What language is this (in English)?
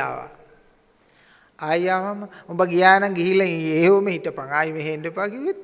Sinhala